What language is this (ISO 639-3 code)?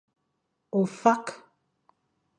fan